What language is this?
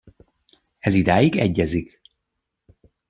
Hungarian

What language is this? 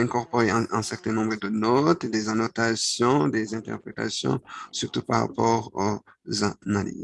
French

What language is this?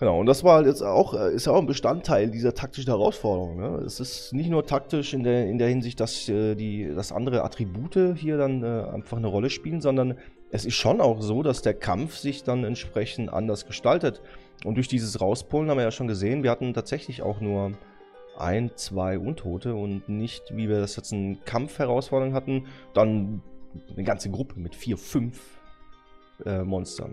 German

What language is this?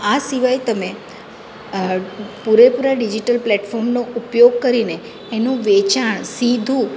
Gujarati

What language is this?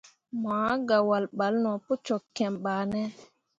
Mundang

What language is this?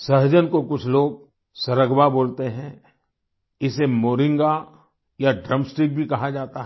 Hindi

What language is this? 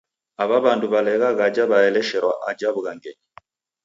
Taita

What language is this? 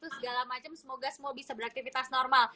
Indonesian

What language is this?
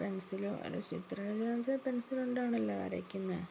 Malayalam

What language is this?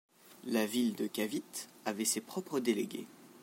French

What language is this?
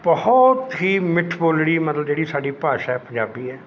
Punjabi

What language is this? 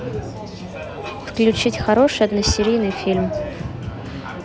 Russian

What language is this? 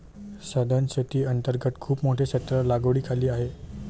Marathi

